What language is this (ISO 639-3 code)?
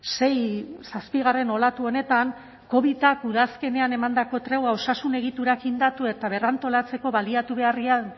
eus